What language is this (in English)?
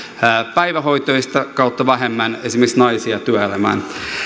Finnish